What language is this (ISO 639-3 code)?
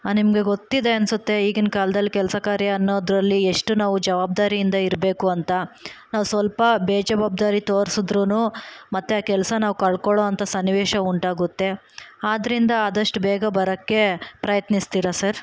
kan